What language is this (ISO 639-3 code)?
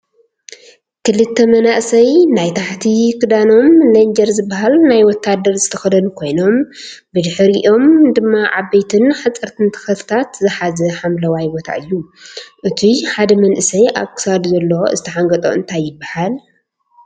tir